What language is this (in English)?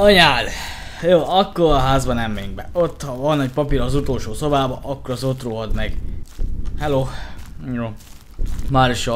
Hungarian